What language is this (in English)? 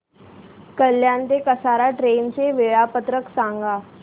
Marathi